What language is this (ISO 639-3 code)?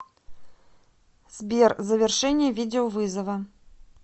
rus